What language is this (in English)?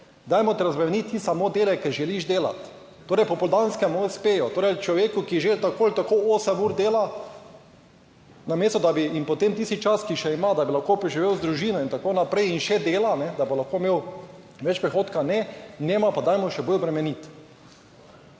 Slovenian